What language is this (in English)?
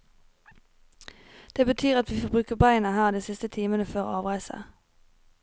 Norwegian